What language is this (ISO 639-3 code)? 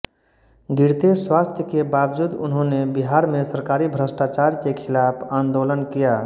hin